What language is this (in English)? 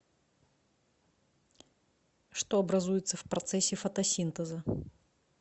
Russian